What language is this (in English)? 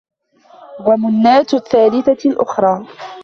Arabic